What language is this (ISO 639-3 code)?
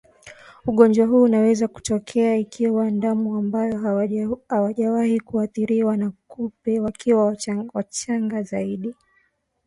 swa